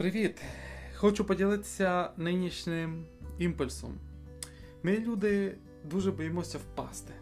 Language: Ukrainian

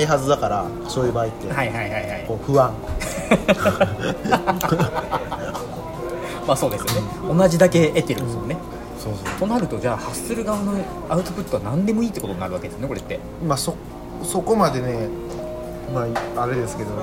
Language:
Japanese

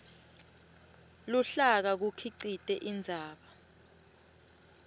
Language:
Swati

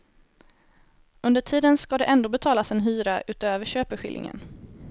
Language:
Swedish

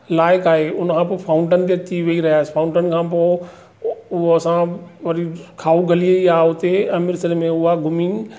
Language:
Sindhi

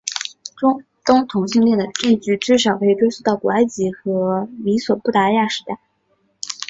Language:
Chinese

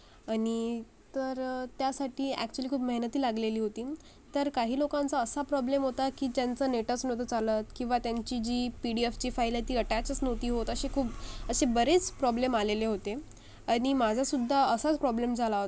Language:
Marathi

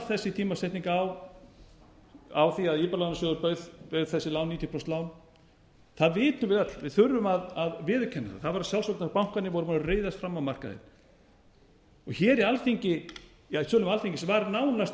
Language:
Icelandic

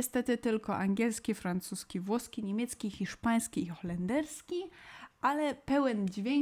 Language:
Polish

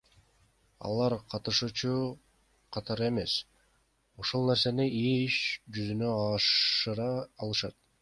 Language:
Kyrgyz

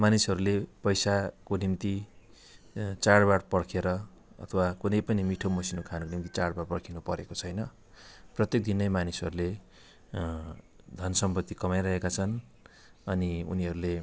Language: Nepali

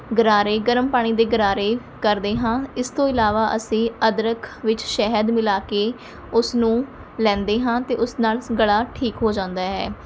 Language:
Punjabi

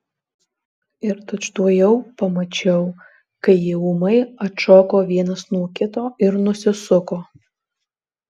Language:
Lithuanian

